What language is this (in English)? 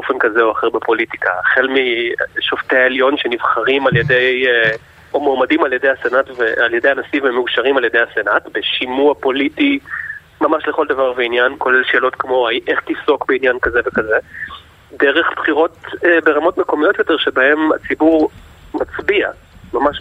Hebrew